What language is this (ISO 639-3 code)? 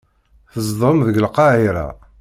kab